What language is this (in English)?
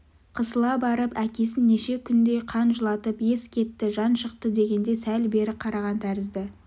Kazakh